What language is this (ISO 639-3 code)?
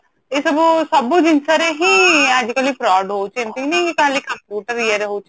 ori